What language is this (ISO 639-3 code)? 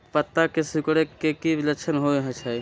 mag